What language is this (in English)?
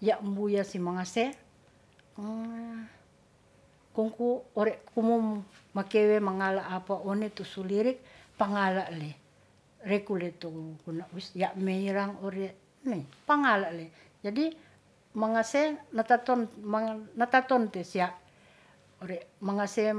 Ratahan